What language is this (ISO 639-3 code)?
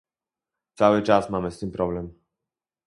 pol